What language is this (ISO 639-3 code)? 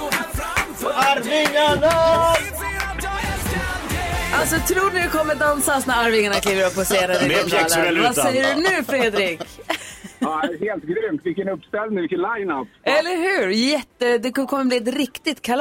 swe